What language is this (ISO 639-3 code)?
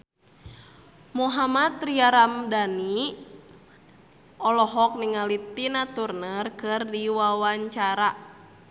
sun